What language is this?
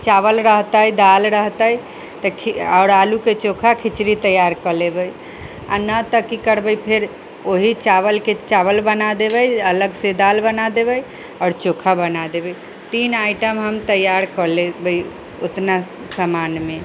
Maithili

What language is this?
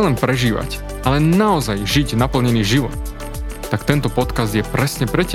Slovak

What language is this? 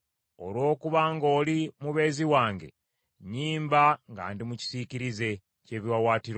Ganda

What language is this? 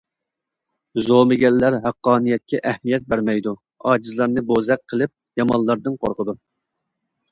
Uyghur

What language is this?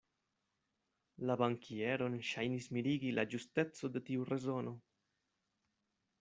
Esperanto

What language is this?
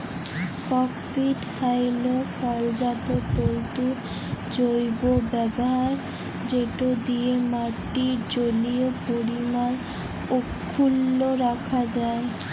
Bangla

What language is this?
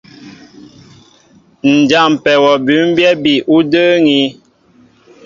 Mbo (Cameroon)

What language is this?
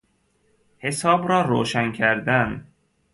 Persian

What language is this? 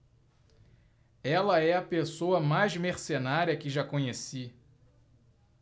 Portuguese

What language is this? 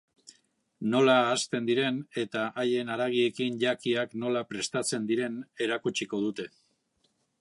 Basque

